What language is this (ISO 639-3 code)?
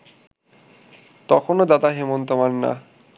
ben